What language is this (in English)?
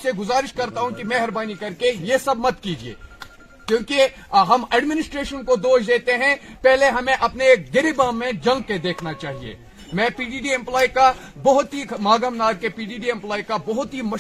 Urdu